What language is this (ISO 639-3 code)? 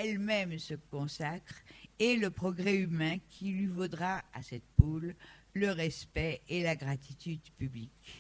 fra